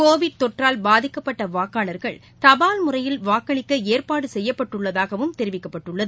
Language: Tamil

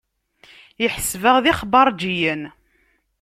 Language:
Kabyle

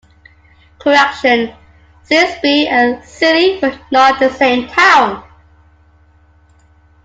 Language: English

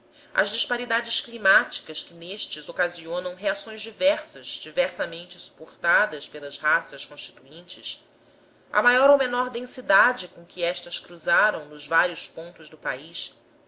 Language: Portuguese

